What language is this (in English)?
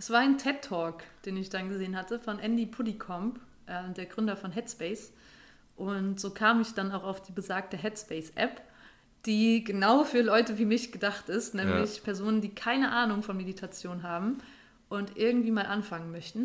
German